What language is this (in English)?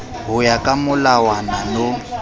Southern Sotho